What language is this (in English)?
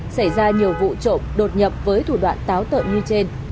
Vietnamese